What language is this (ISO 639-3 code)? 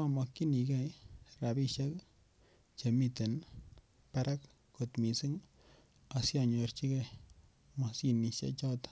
kln